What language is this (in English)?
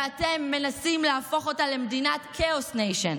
Hebrew